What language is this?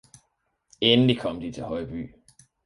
Danish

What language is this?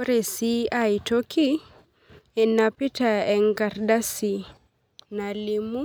Masai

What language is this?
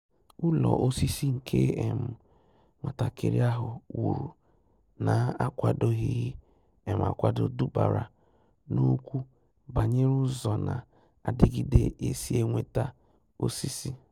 Igbo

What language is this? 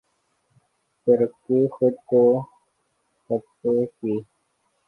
Urdu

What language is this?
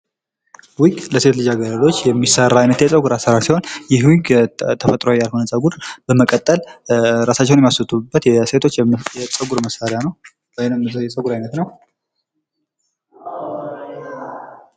Amharic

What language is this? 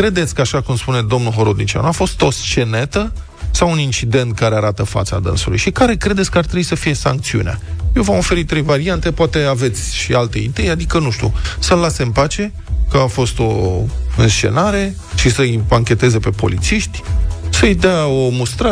Romanian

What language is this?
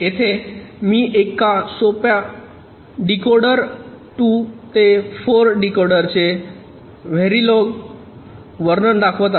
Marathi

